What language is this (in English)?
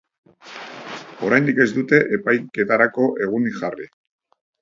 Basque